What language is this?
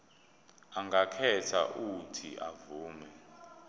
Zulu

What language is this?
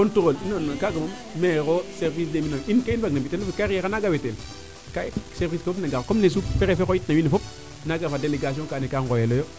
Serer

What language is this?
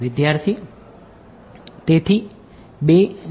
Gujarati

